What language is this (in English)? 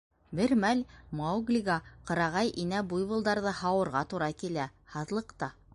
Bashkir